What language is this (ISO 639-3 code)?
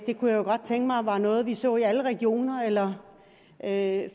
dan